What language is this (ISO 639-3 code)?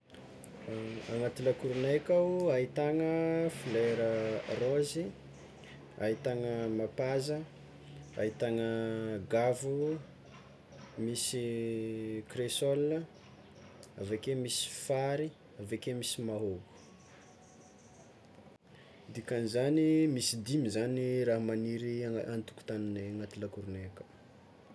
xmw